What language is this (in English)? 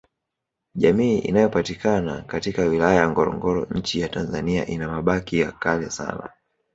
Swahili